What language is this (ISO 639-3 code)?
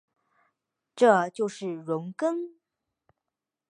zho